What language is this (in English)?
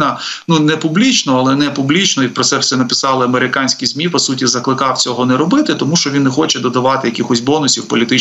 Ukrainian